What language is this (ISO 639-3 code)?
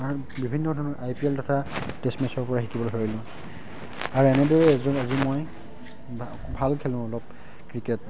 asm